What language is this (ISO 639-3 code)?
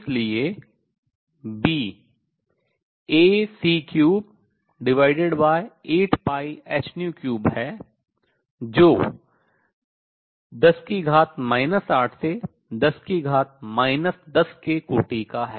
hin